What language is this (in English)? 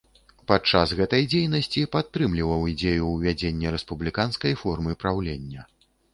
Belarusian